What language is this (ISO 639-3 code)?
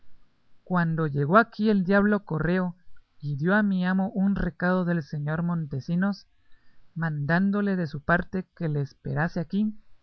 spa